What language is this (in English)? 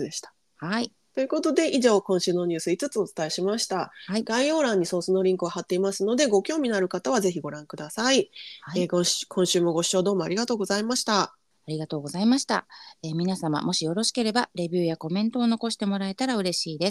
Japanese